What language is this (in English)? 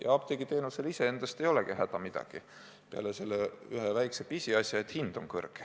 Estonian